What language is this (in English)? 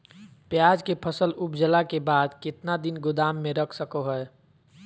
Magahi